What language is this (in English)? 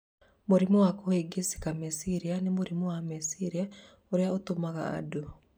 Kikuyu